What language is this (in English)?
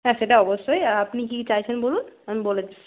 Bangla